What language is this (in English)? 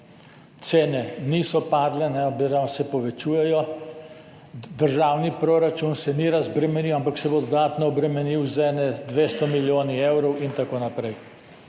Slovenian